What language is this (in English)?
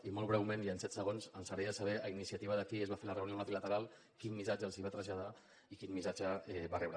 Catalan